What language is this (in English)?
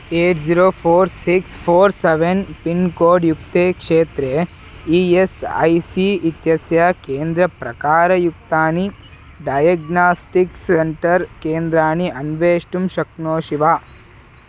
Sanskrit